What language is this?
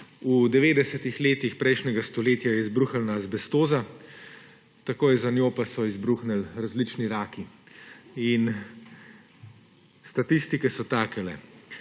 Slovenian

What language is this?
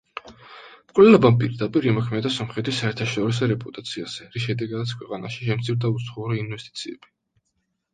Georgian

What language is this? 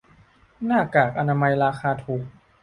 Thai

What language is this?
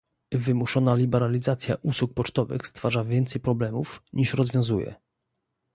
Polish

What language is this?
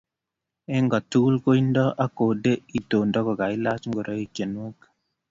Kalenjin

